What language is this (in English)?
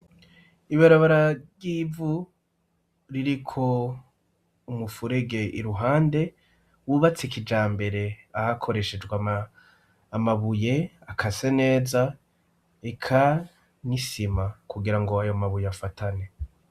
Rundi